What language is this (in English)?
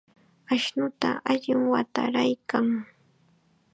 Chiquián Ancash Quechua